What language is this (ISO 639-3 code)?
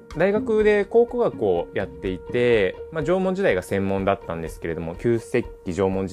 jpn